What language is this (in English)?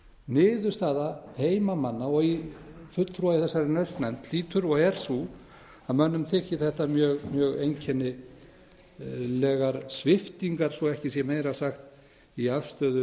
Icelandic